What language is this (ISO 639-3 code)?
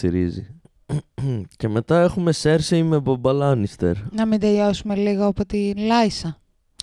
ell